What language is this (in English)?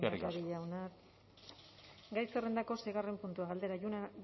Basque